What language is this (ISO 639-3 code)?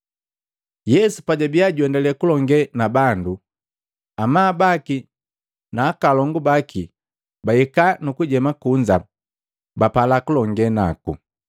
mgv